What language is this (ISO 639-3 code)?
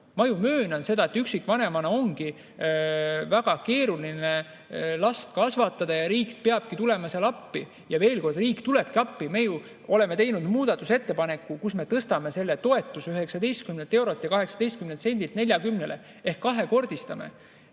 est